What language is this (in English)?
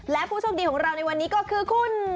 Thai